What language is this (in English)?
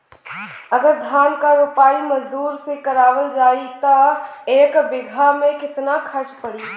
Bhojpuri